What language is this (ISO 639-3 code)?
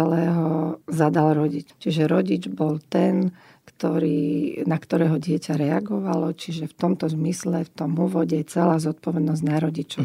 slk